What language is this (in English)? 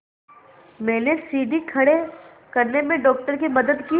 Hindi